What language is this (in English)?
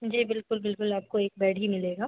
Hindi